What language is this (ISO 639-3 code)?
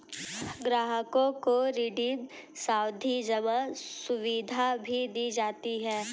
hin